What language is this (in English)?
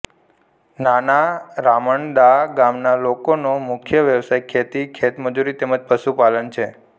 Gujarati